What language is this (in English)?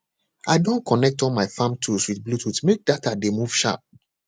Nigerian Pidgin